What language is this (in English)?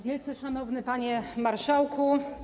Polish